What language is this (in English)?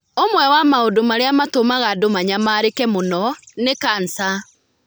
Kikuyu